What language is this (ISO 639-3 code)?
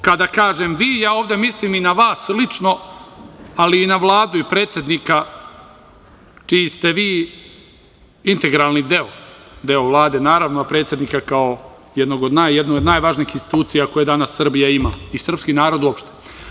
srp